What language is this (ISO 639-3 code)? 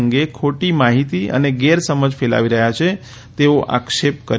guj